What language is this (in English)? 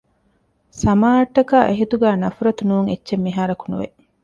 Divehi